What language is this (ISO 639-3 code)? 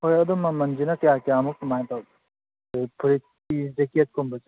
mni